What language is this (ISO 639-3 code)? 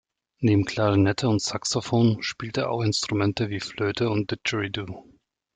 deu